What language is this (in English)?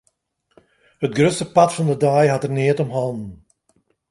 Western Frisian